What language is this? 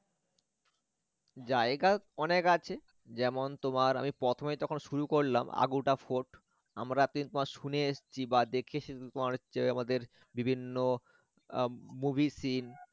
Bangla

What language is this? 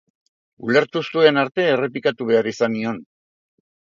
Basque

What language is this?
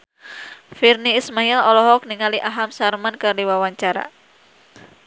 Sundanese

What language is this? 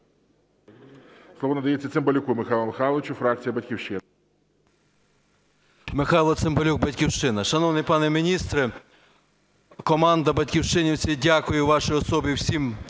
Ukrainian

